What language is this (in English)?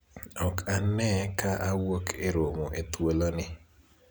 Luo (Kenya and Tanzania)